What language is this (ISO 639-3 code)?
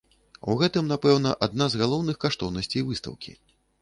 bel